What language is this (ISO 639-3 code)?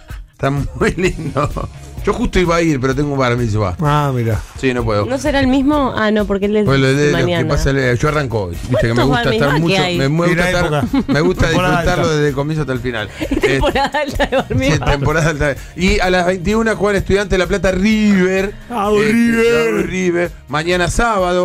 spa